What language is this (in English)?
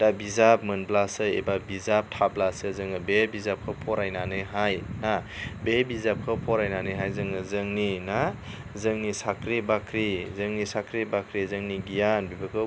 Bodo